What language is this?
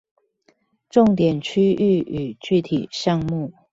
Chinese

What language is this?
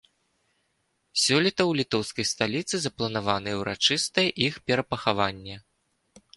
Belarusian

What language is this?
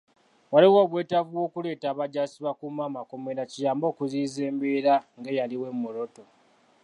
Ganda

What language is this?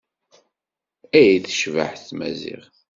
Kabyle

